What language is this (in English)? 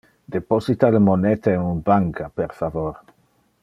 Interlingua